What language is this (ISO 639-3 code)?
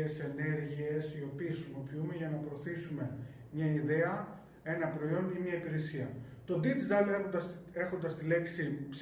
ell